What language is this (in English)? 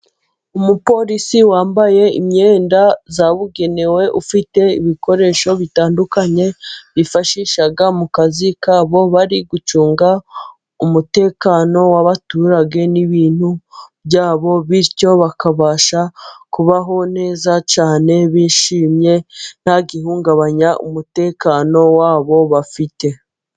Kinyarwanda